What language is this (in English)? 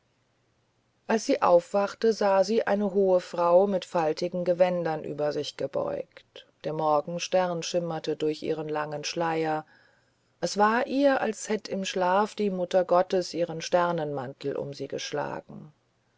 German